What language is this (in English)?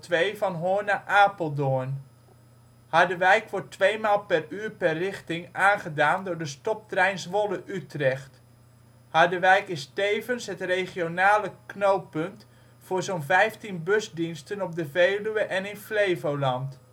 Dutch